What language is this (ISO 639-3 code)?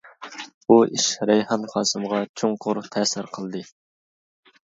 uig